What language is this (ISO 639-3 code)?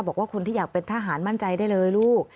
tha